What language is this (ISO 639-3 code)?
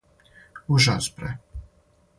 srp